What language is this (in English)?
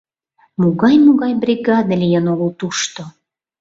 Mari